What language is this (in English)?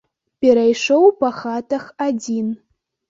Belarusian